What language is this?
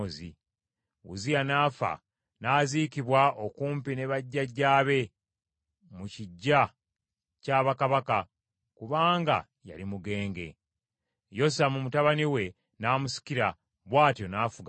Ganda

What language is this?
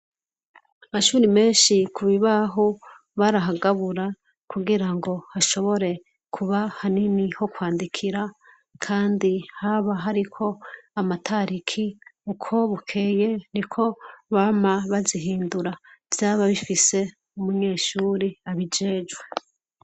Rundi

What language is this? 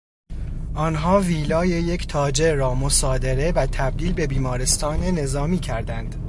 Persian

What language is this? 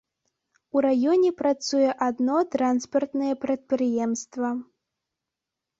Belarusian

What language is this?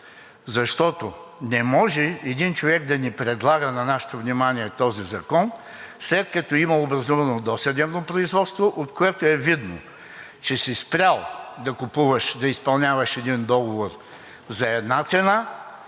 Bulgarian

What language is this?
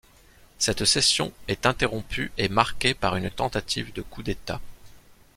French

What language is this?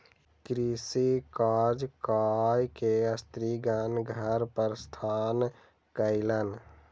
Maithili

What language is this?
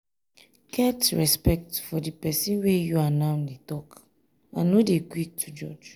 Nigerian Pidgin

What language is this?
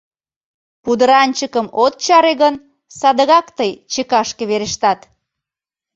Mari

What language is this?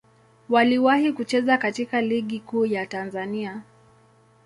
Swahili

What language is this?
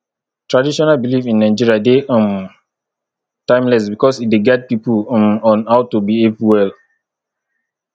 Nigerian Pidgin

